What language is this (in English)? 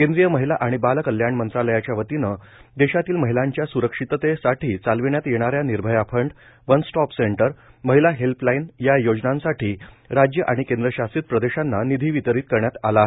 Marathi